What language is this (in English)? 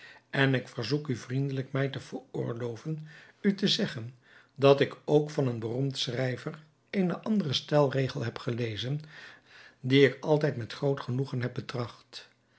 Dutch